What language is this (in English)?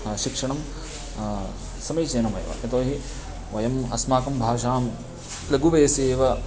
Sanskrit